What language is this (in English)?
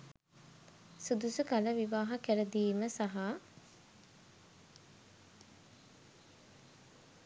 Sinhala